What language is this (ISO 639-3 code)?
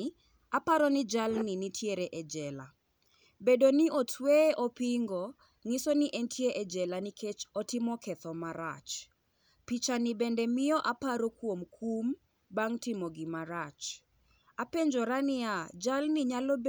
luo